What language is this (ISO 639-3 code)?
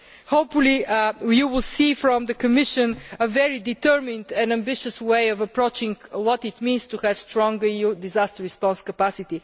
eng